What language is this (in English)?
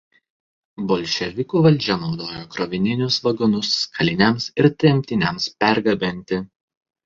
Lithuanian